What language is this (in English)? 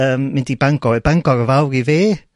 Welsh